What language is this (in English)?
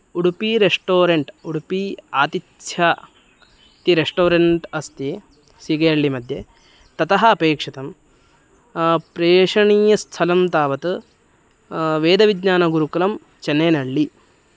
Sanskrit